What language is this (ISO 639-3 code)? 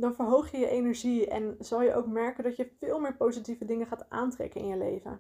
nld